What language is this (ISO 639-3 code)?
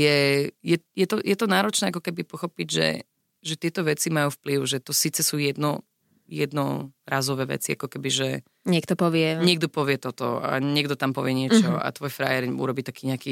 slk